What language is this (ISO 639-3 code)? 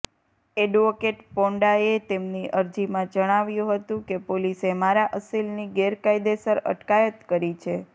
guj